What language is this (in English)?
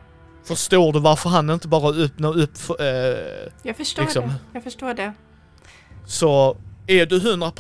Swedish